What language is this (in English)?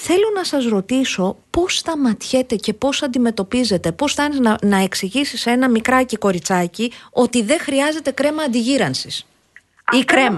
Greek